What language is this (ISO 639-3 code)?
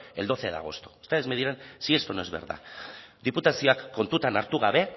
spa